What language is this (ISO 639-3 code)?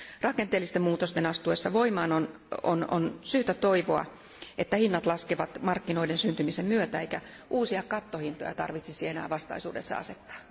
fin